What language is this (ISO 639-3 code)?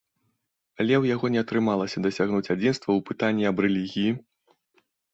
bel